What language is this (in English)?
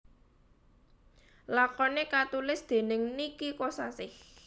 Javanese